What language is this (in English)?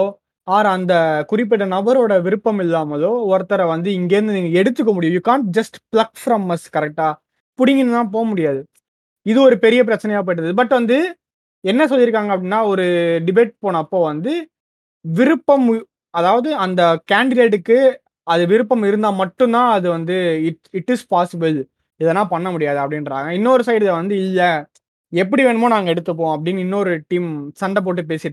Tamil